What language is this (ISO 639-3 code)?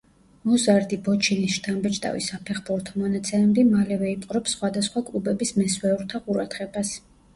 kat